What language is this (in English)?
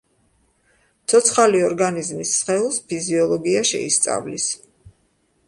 Georgian